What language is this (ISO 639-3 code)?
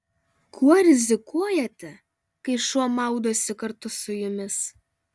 lit